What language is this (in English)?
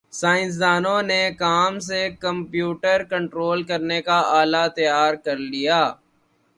Urdu